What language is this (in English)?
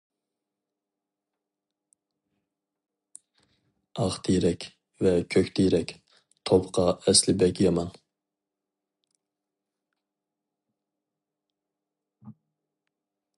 Uyghur